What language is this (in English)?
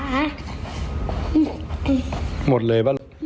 Thai